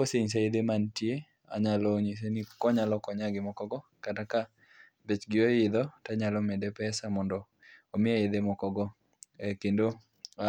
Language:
Luo (Kenya and Tanzania)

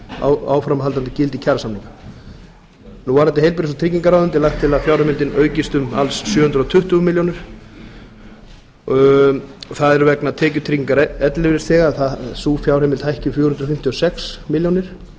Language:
Icelandic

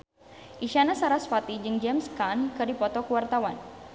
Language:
Sundanese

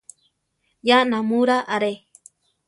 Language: Central Tarahumara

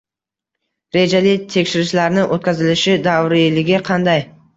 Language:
Uzbek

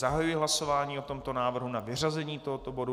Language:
Czech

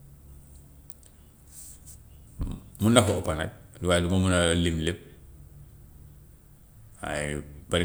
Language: Gambian Wolof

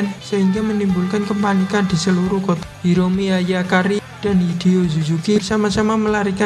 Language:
Indonesian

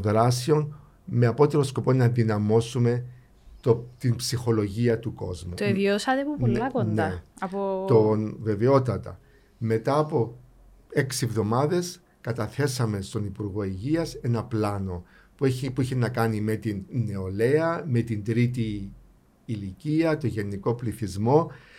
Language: Greek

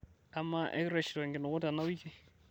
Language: Masai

